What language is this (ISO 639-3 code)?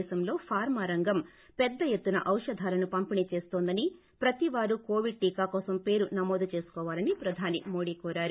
tel